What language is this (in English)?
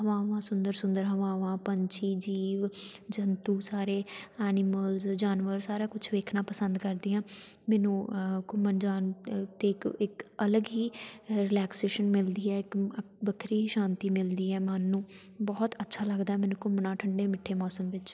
Punjabi